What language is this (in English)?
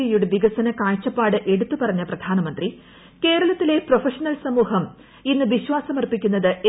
Malayalam